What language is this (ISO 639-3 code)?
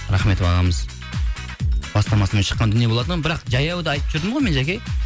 kaz